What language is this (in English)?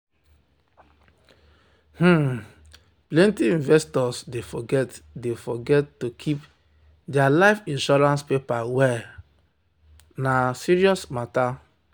Nigerian Pidgin